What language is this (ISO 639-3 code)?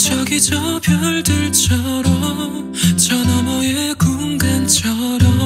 kor